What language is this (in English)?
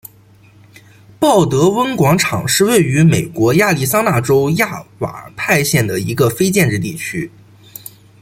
Chinese